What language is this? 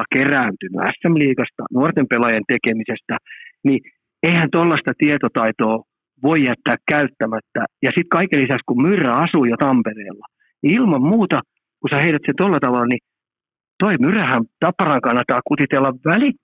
Finnish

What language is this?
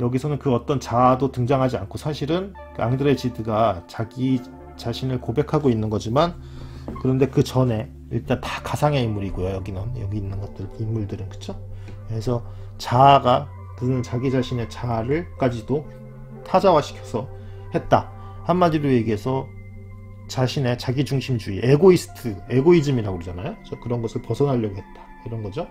Korean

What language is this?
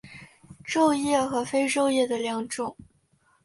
Chinese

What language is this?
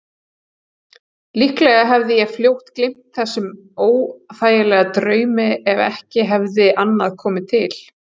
Icelandic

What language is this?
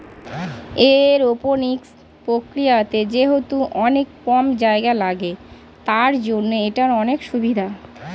Bangla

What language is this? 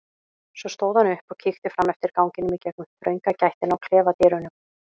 Icelandic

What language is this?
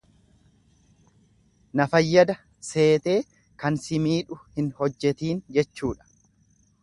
Oromo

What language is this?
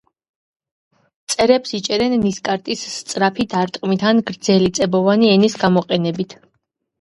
Georgian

